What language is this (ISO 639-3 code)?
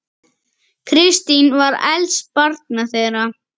isl